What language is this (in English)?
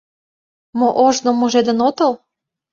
Mari